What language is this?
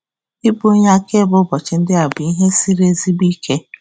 Igbo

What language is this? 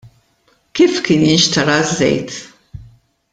Maltese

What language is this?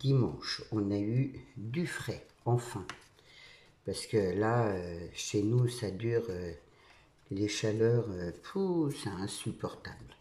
French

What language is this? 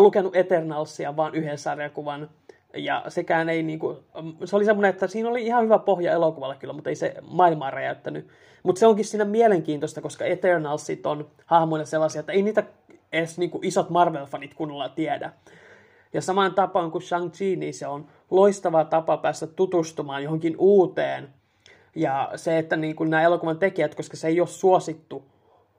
Finnish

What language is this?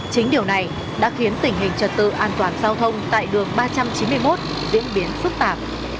Vietnamese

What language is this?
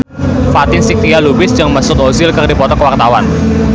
Sundanese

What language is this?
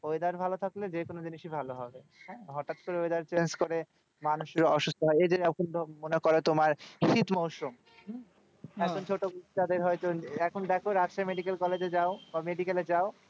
Bangla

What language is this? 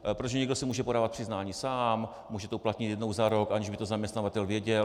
Czech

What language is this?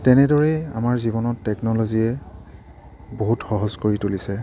Assamese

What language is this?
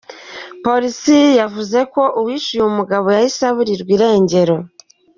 Kinyarwanda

